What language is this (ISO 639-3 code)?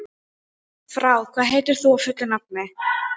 isl